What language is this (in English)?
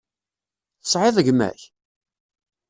Kabyle